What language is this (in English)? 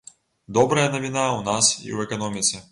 Belarusian